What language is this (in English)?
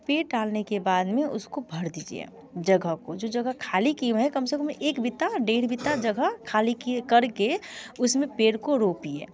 Hindi